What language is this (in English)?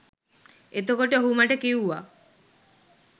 Sinhala